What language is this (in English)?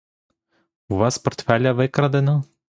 Ukrainian